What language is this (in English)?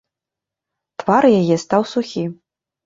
Belarusian